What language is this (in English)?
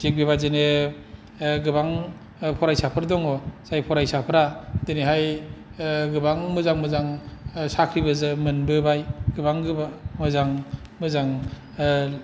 Bodo